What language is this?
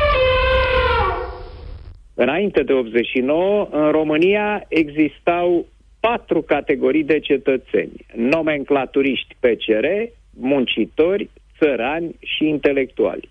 Romanian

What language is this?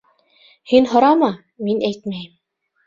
Bashkir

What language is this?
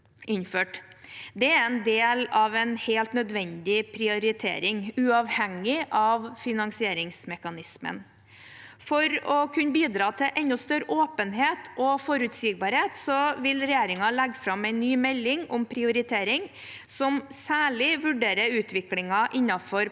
Norwegian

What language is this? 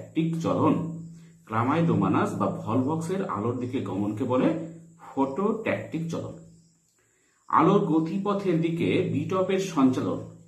Italian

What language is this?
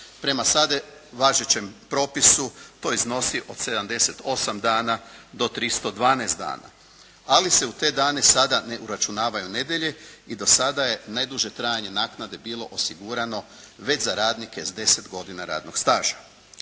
Croatian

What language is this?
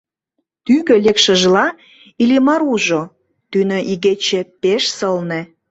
Mari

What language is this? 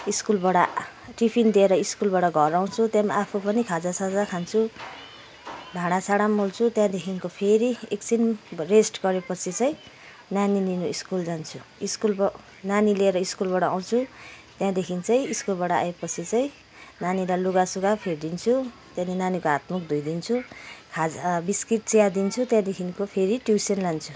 Nepali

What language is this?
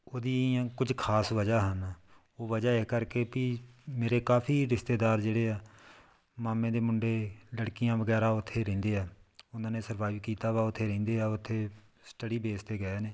Punjabi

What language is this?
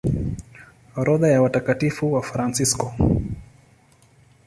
Swahili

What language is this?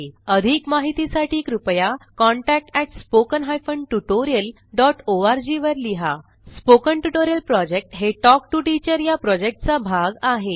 Marathi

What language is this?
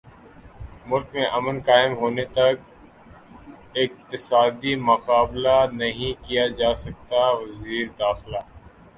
Urdu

